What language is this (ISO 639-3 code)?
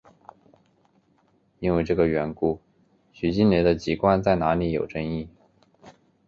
zho